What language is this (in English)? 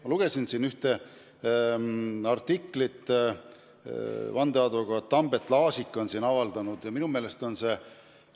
Estonian